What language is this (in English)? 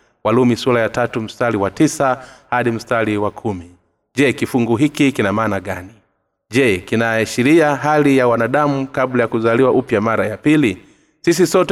Swahili